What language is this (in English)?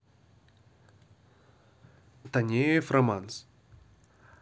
Russian